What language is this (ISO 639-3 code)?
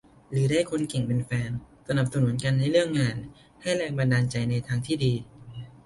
tha